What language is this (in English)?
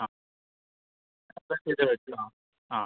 Malayalam